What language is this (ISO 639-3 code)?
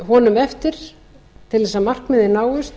isl